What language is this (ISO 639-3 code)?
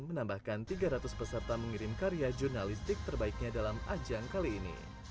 ind